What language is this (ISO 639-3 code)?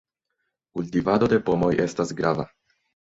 epo